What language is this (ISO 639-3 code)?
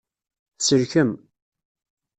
kab